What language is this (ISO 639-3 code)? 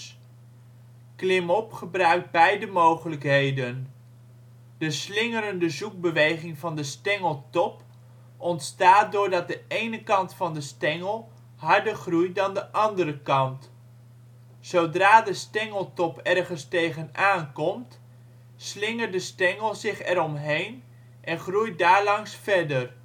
nld